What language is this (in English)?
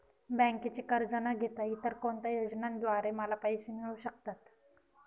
Marathi